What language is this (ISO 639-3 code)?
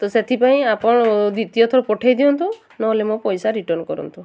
ori